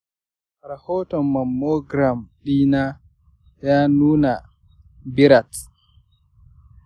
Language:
Hausa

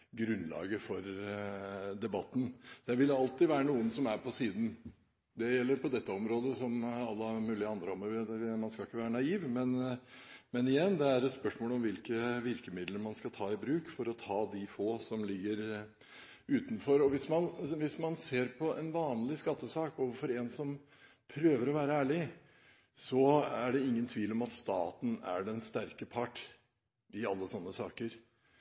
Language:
Norwegian Bokmål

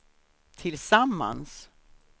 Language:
Swedish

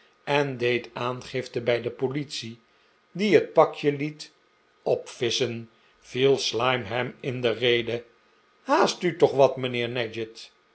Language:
Dutch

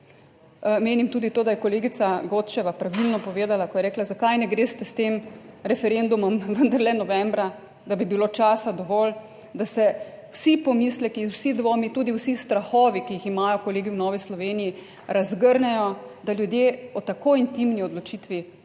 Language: Slovenian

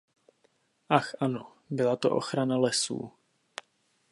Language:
Czech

